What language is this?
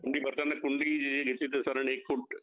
Marathi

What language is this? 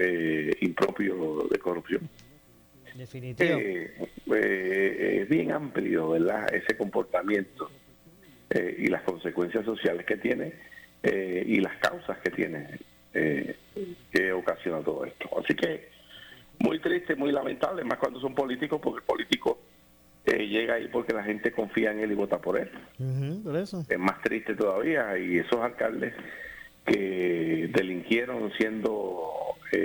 Spanish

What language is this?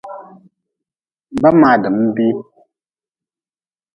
Nawdm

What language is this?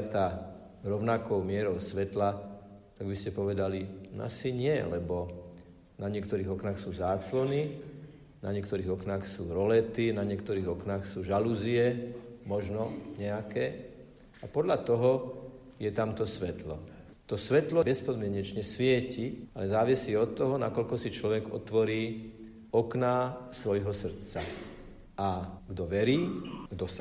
Slovak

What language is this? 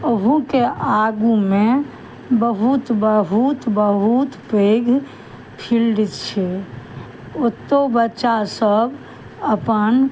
Maithili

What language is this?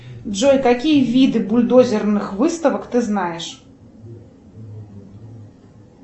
Russian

